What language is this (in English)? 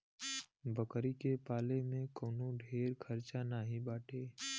Bhojpuri